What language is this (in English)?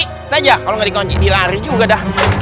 Indonesian